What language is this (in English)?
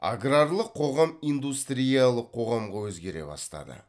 Kazakh